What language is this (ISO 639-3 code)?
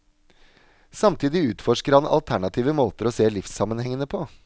nor